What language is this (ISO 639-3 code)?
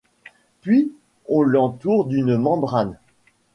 fra